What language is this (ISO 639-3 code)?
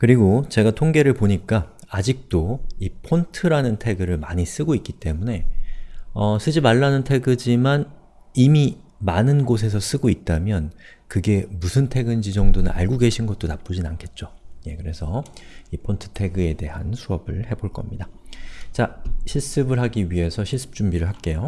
kor